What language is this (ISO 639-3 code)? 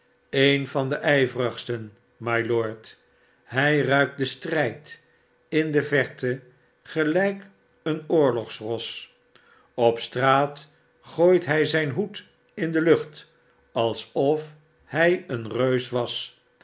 nld